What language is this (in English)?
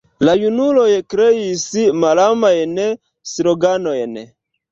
Esperanto